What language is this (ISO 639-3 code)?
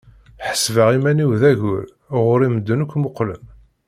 kab